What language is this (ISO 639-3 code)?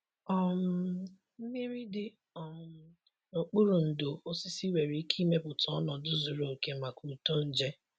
ibo